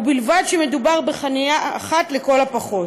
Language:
Hebrew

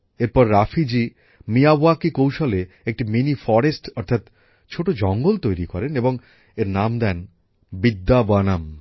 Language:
Bangla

